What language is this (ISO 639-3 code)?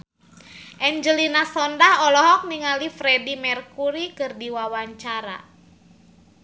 sun